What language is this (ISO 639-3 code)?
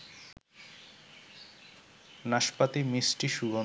ben